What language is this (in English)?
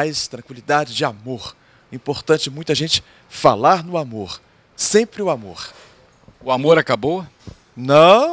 Portuguese